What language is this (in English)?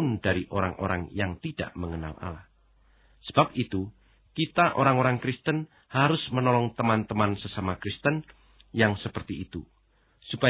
Indonesian